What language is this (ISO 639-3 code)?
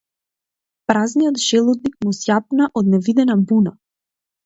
mkd